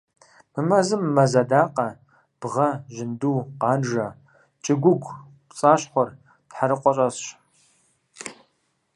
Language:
Kabardian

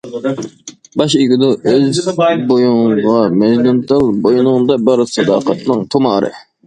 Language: Uyghur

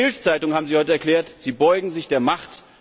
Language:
German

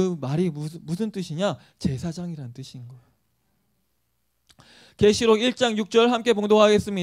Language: Korean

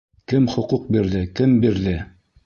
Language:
Bashkir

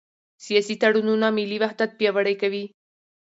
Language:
Pashto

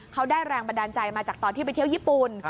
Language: Thai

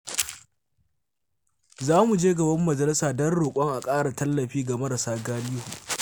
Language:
Hausa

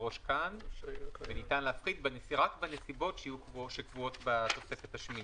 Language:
Hebrew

